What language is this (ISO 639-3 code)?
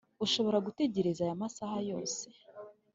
kin